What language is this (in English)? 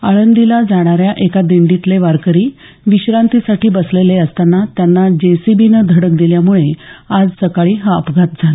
Marathi